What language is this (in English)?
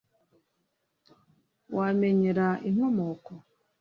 Kinyarwanda